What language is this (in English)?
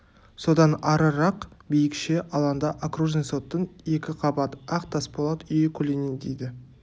Kazakh